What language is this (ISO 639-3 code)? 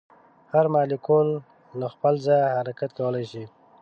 pus